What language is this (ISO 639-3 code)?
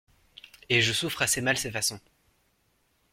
fra